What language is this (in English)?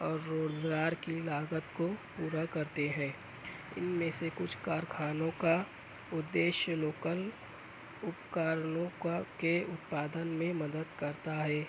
Urdu